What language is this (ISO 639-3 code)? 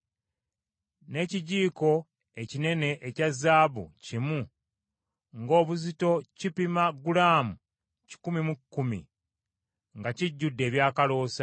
lug